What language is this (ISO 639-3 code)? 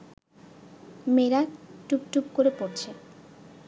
ben